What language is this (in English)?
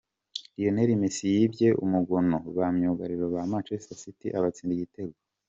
Kinyarwanda